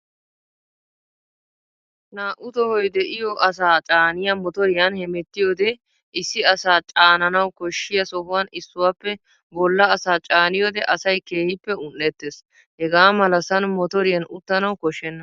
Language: Wolaytta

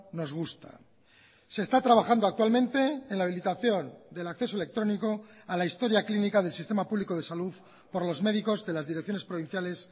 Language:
Spanish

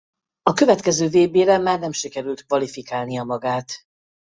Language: Hungarian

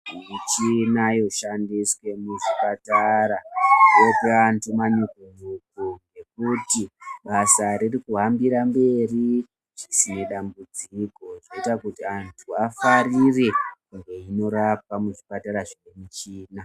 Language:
Ndau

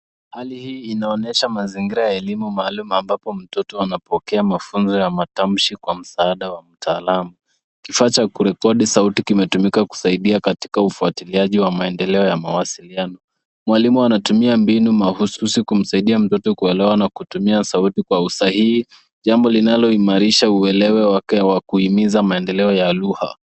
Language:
Swahili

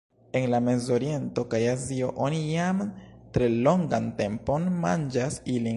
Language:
Esperanto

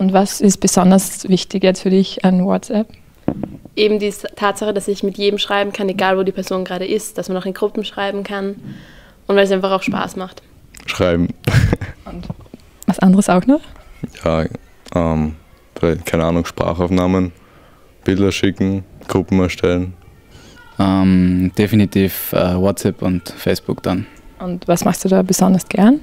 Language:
German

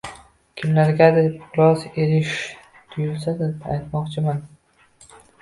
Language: Uzbek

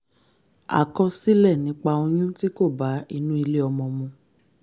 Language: Yoruba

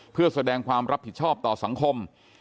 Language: Thai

